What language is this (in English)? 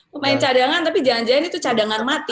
Indonesian